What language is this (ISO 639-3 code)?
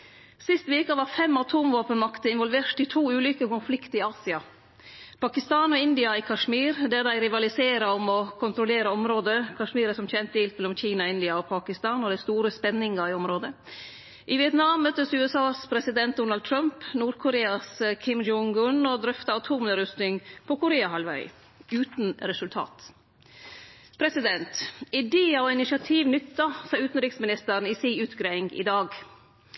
nno